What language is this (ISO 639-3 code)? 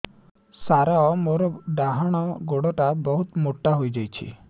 ori